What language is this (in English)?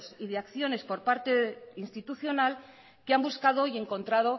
Spanish